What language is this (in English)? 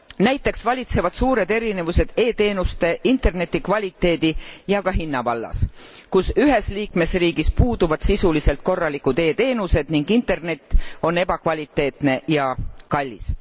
Estonian